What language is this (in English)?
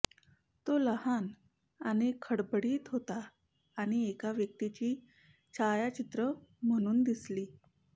Marathi